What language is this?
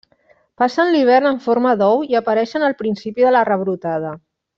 Catalan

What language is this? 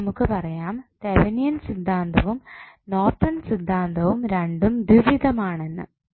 Malayalam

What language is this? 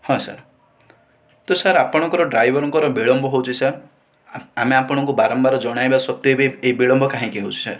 Odia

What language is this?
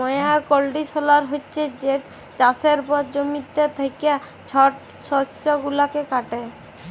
Bangla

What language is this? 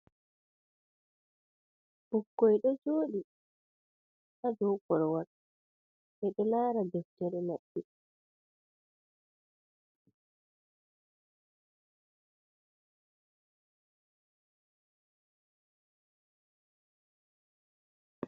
Fula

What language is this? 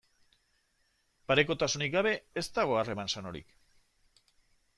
Basque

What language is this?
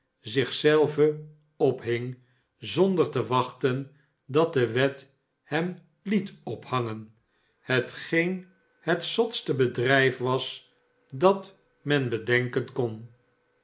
Dutch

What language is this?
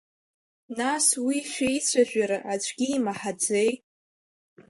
Abkhazian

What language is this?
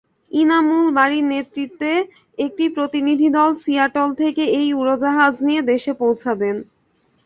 Bangla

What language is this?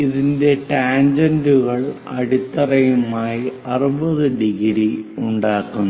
Malayalam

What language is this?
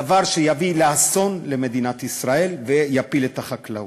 Hebrew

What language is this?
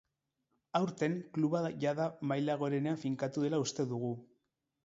Basque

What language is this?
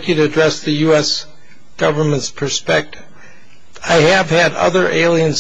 English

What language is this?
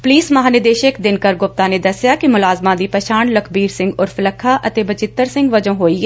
Punjabi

